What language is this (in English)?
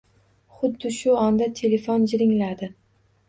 Uzbek